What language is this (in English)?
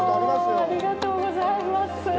Japanese